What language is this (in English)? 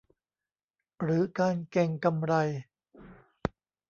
Thai